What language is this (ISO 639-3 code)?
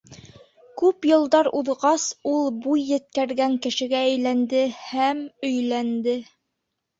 bak